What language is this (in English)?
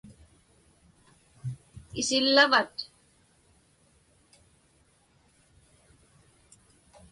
Inupiaq